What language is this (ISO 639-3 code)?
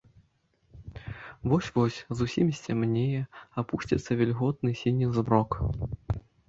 bel